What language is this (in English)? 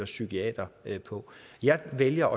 Danish